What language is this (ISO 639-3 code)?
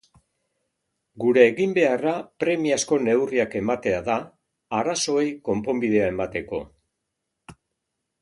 eus